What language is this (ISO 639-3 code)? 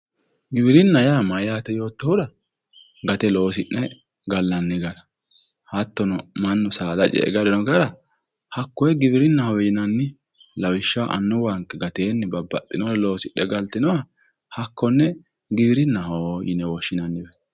sid